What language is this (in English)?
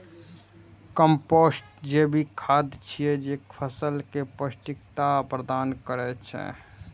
Maithili